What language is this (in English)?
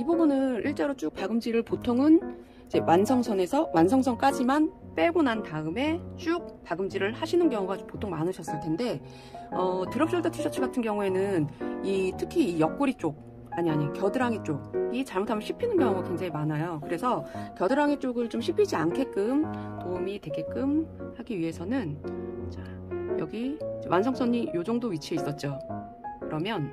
Korean